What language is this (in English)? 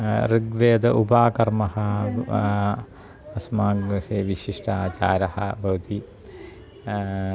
Sanskrit